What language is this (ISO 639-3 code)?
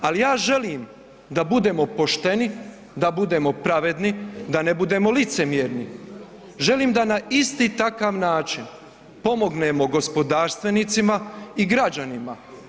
hrv